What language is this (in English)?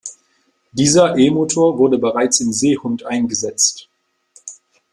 German